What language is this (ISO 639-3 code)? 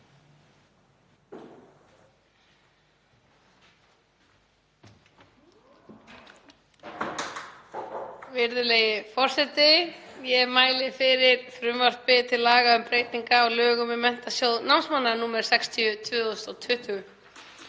isl